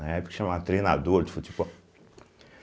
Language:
Portuguese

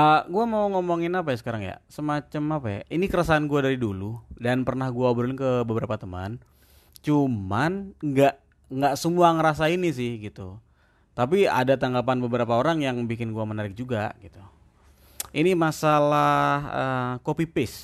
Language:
Indonesian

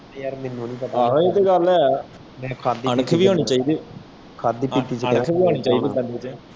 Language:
Punjabi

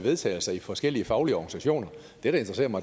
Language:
Danish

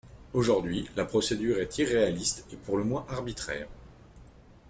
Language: French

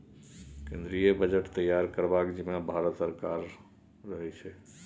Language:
Maithili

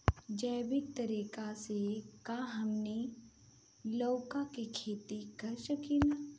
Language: Bhojpuri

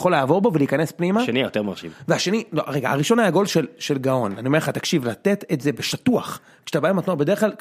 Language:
Hebrew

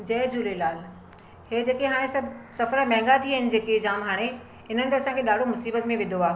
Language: Sindhi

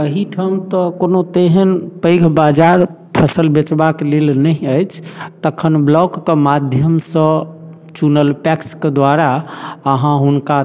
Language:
Maithili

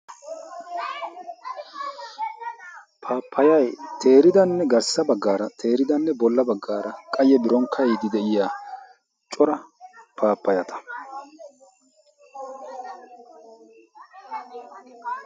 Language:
Wolaytta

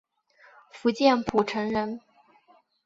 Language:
Chinese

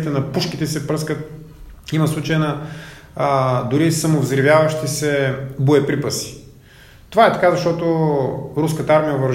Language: Bulgarian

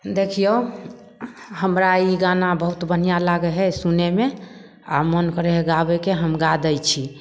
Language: Maithili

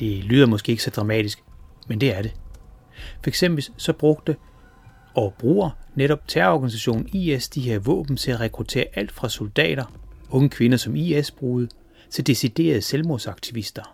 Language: Danish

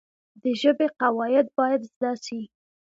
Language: Pashto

